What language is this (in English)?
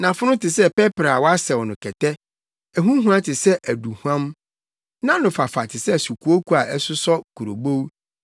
Akan